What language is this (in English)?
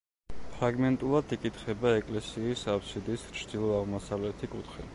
Georgian